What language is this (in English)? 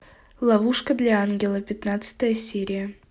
Russian